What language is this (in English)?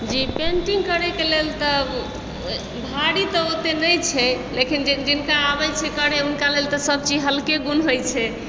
Maithili